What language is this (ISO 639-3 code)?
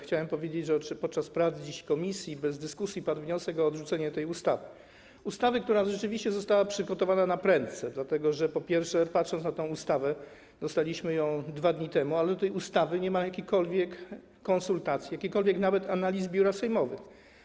pol